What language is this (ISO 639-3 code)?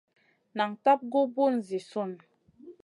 mcn